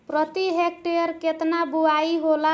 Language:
Bhojpuri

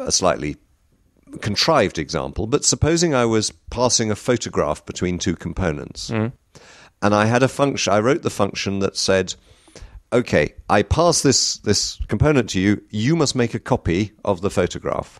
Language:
English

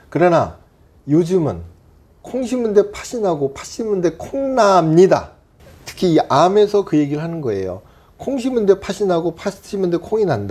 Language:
Korean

